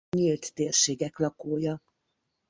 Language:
Hungarian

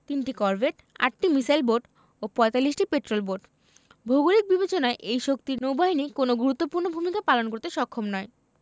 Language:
Bangla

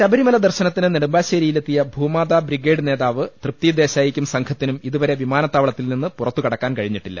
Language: Malayalam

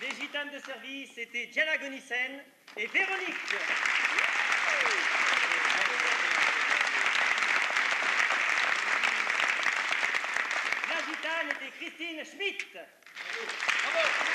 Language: French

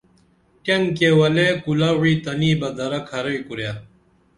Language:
Dameli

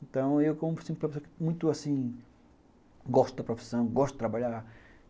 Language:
Portuguese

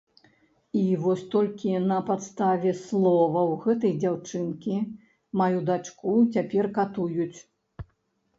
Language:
Belarusian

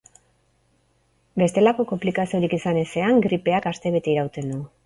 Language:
Basque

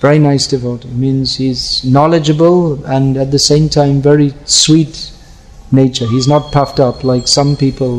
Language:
Hindi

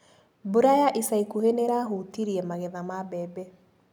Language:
Kikuyu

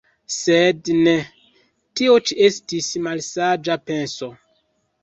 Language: Esperanto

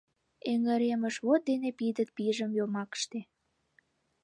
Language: Mari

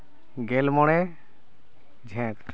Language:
Santali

